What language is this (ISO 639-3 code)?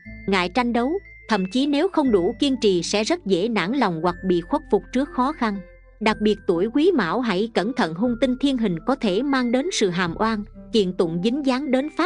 vie